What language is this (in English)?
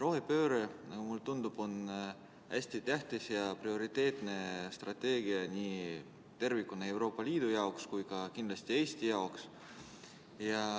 Estonian